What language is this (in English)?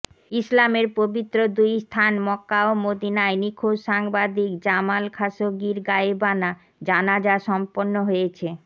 Bangla